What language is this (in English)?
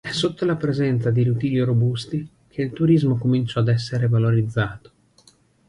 Italian